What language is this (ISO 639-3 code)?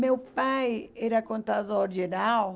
por